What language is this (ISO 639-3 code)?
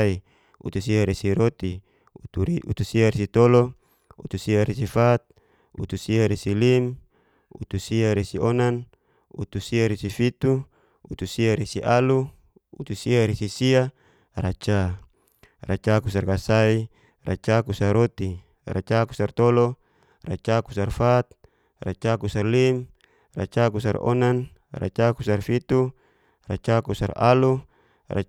ges